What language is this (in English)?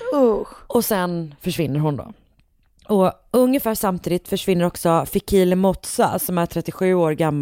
Swedish